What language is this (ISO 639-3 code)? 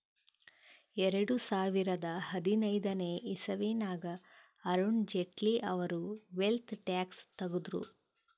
kan